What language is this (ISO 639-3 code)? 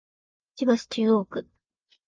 jpn